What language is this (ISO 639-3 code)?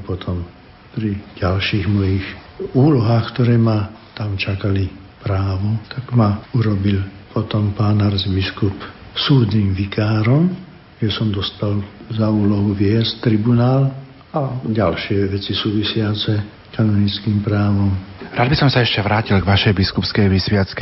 slk